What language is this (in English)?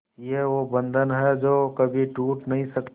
Hindi